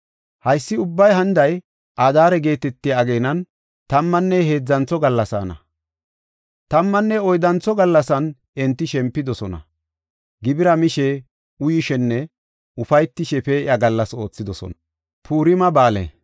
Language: Gofa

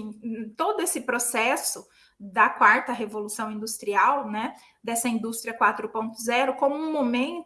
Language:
Portuguese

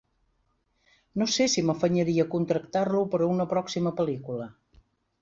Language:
Catalan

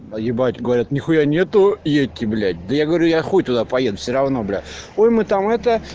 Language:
Russian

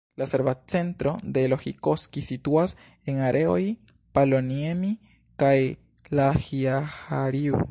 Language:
Esperanto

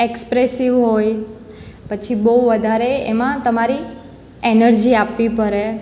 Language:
Gujarati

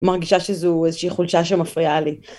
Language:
Hebrew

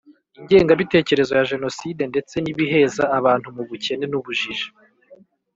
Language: Kinyarwanda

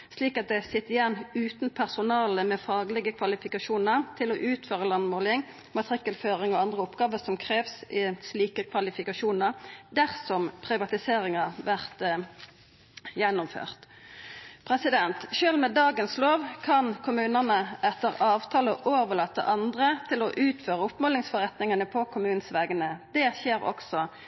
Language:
Norwegian Nynorsk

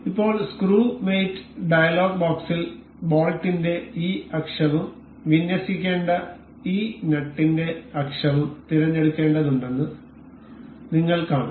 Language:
Malayalam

